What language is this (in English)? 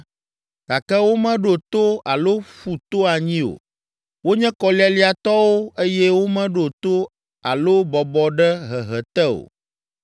Ewe